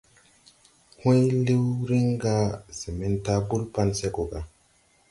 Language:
Tupuri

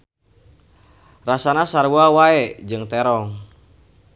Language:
Sundanese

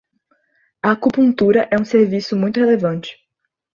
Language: Portuguese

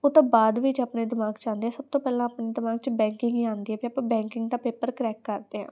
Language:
Punjabi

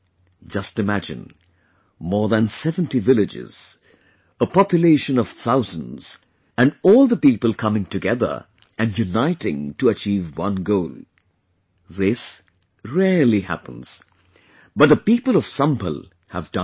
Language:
English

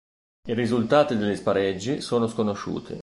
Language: Italian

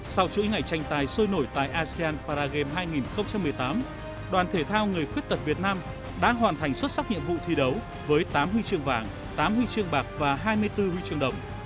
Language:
Vietnamese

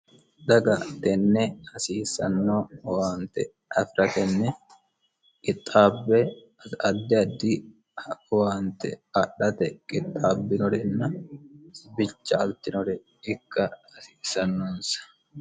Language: Sidamo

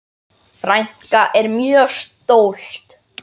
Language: Icelandic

